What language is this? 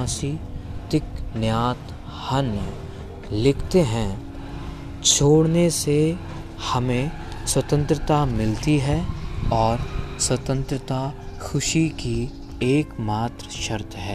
Hindi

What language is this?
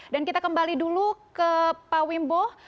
Indonesian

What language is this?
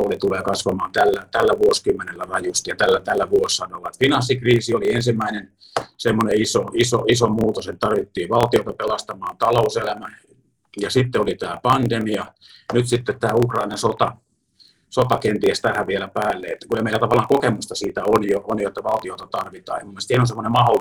Finnish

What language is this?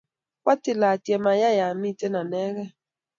Kalenjin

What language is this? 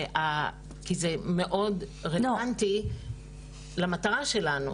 Hebrew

